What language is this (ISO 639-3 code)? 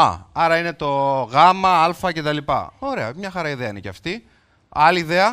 ell